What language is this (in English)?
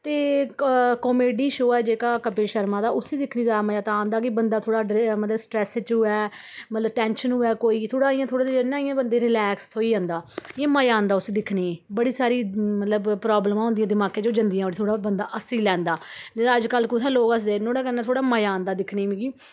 Dogri